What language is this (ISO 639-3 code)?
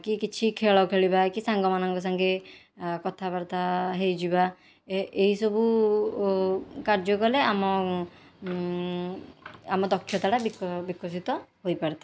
ori